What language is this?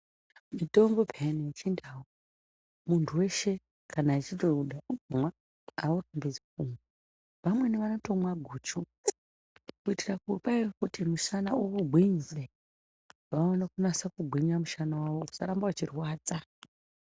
Ndau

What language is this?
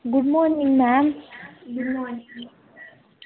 Dogri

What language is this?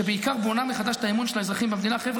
Hebrew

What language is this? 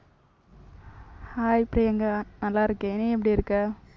Tamil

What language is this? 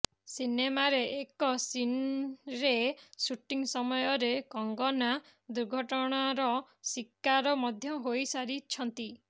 Odia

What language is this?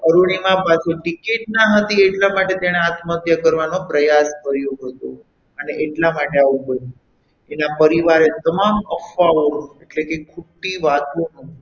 Gujarati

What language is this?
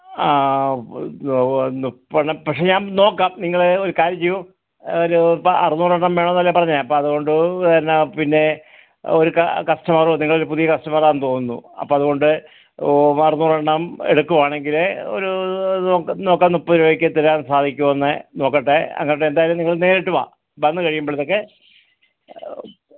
Malayalam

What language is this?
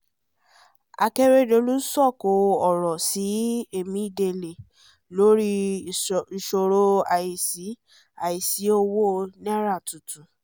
Yoruba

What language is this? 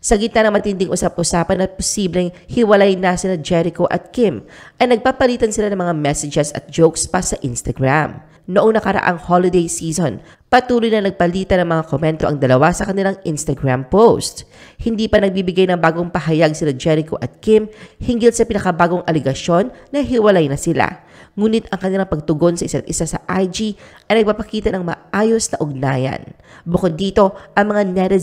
Filipino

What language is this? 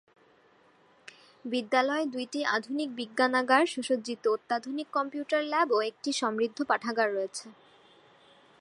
Bangla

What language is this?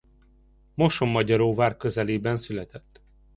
Hungarian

